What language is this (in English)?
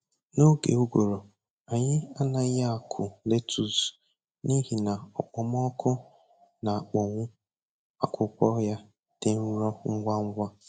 Igbo